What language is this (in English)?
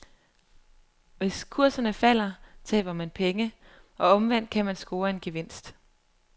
Danish